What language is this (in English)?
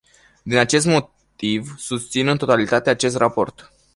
Romanian